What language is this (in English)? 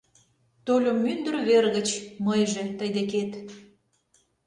Mari